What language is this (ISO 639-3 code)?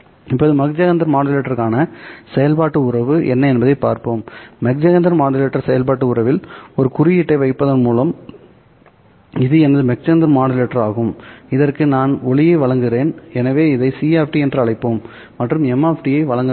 tam